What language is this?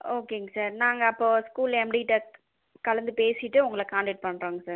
Tamil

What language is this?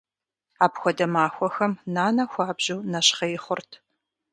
Kabardian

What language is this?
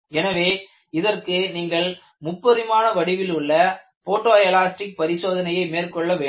Tamil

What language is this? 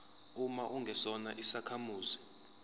Zulu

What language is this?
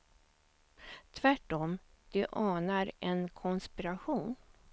Swedish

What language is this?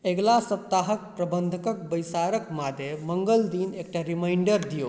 Maithili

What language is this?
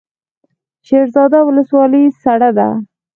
Pashto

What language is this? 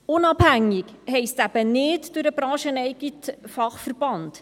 Swiss German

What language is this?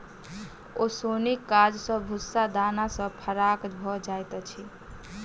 Maithili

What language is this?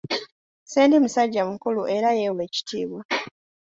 Ganda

